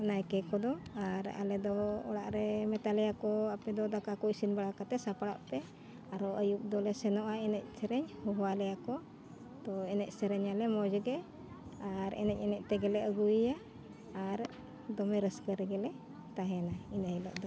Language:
Santali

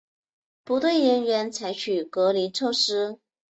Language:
Chinese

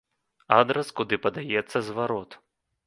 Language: Belarusian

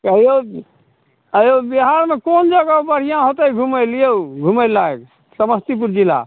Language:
Maithili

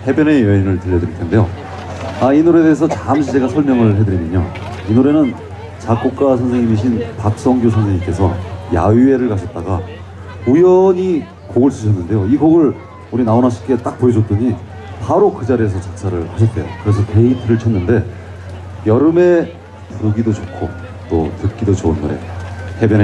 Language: Korean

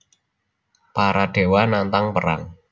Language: Javanese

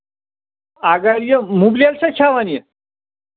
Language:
Kashmiri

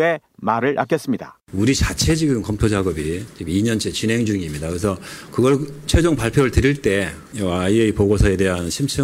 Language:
Korean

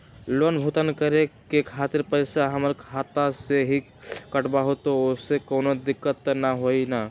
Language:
Magahi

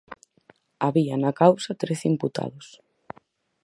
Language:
Galician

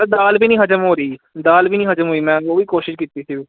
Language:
Punjabi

